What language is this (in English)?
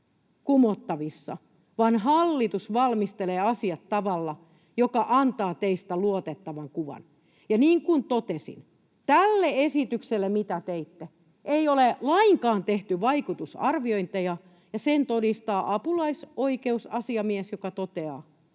Finnish